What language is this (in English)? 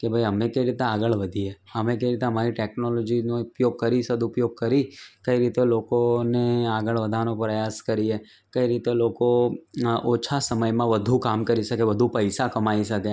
Gujarati